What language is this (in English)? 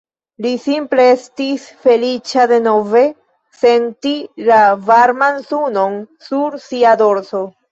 Esperanto